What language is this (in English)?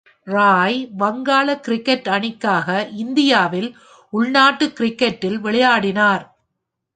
Tamil